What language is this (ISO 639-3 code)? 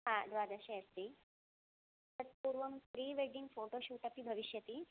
san